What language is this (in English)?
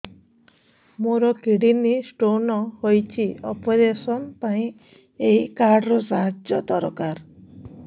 Odia